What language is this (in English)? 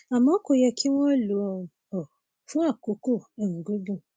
Yoruba